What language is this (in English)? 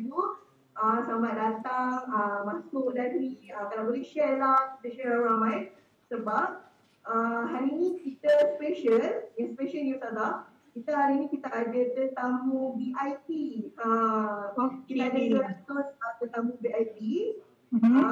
Malay